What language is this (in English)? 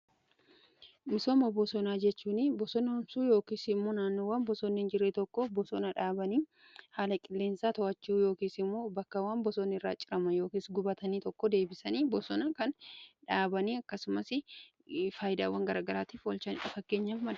Oromo